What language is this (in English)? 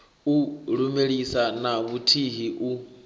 Venda